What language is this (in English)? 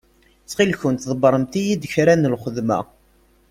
Kabyle